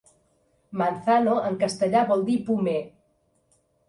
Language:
Catalan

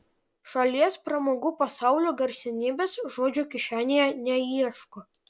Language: Lithuanian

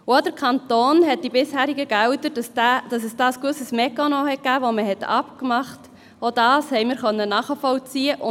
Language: Swiss German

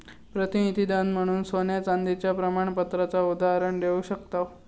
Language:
Marathi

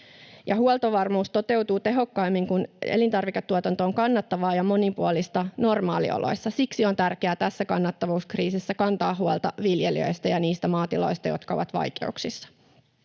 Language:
Finnish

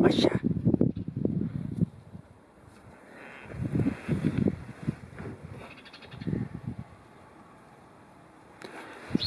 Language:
Dutch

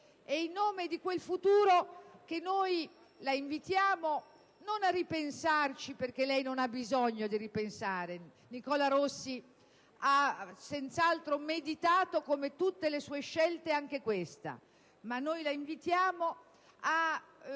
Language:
Italian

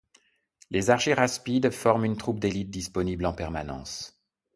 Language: French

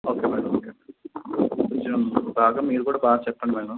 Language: Telugu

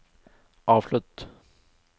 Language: Norwegian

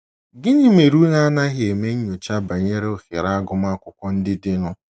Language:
Igbo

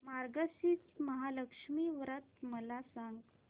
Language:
Marathi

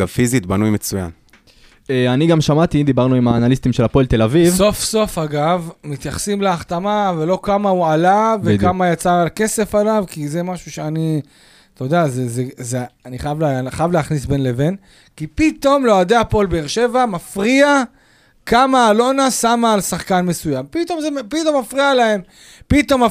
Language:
Hebrew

